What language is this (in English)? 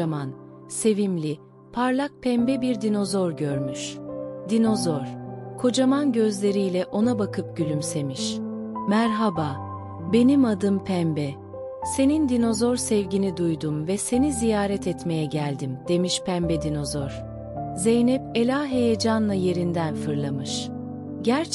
Turkish